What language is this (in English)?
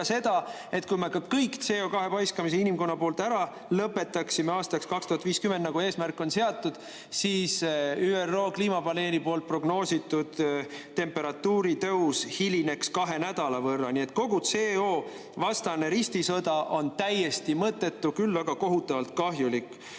Estonian